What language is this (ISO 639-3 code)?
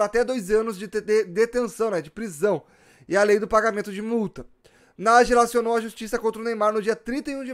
por